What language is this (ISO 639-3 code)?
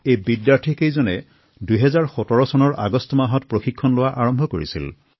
asm